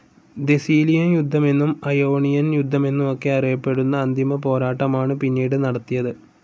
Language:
Malayalam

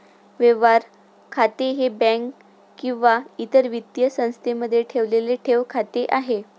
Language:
Marathi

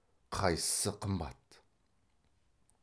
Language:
Kazakh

